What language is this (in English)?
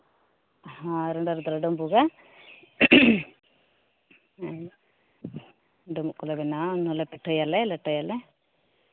Santali